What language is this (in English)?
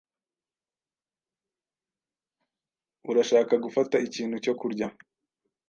Kinyarwanda